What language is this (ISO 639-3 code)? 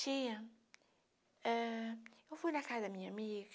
por